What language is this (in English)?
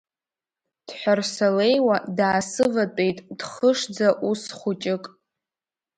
Abkhazian